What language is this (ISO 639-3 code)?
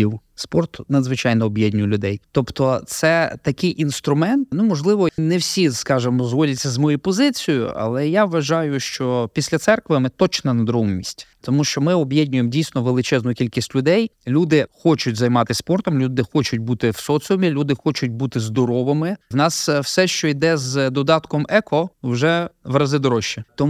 ukr